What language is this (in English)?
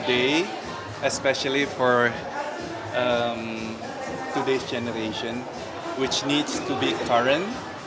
Indonesian